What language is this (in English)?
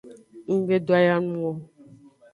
Aja (Benin)